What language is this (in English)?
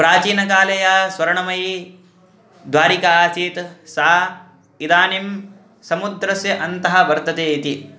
Sanskrit